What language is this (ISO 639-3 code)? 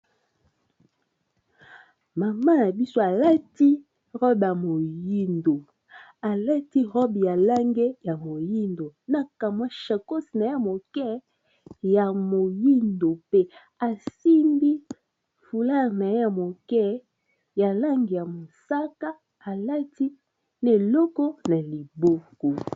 lin